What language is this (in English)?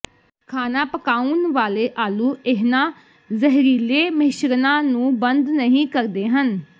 Punjabi